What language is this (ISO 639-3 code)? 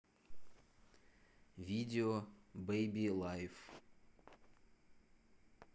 rus